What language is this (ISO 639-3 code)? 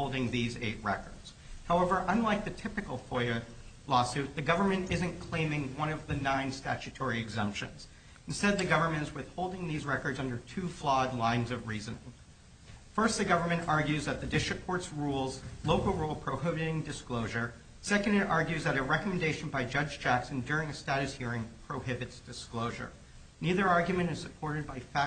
eng